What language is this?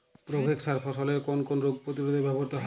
Bangla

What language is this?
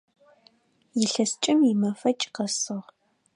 Adyghe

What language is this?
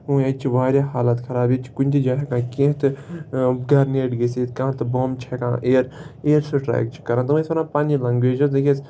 Kashmiri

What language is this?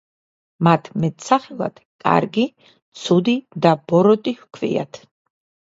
Georgian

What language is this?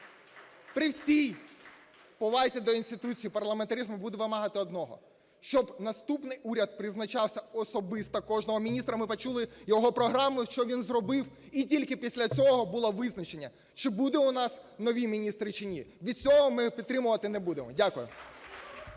Ukrainian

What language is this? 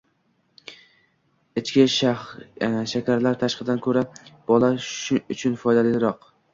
Uzbek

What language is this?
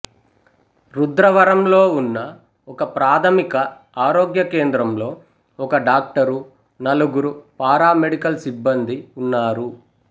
Telugu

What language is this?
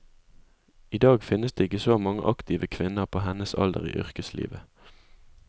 Norwegian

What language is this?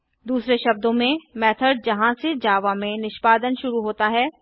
Hindi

